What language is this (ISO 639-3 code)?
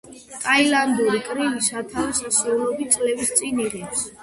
kat